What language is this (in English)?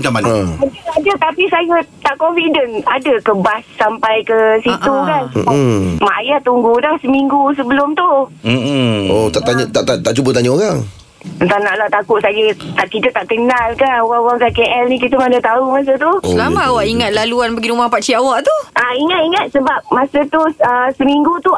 Malay